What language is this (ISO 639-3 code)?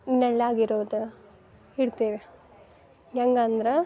kan